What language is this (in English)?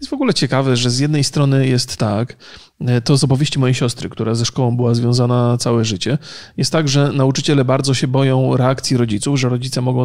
Polish